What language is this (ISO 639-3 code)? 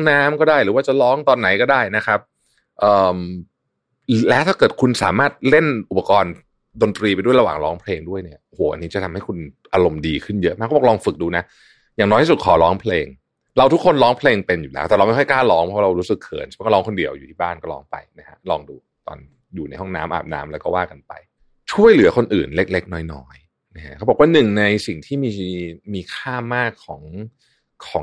tha